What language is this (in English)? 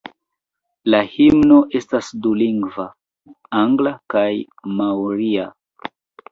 Esperanto